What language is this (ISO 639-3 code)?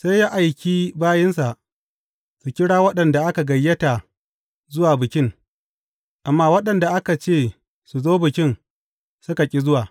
hau